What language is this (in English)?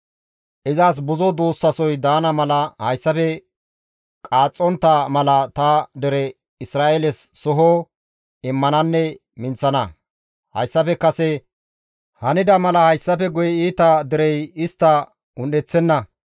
Gamo